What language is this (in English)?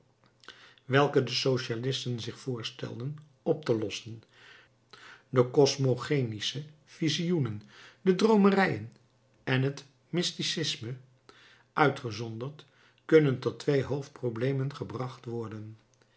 Dutch